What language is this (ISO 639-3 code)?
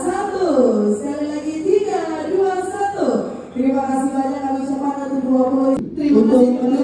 ind